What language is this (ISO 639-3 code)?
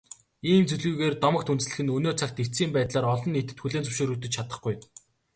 mon